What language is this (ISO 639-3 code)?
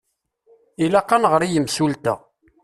kab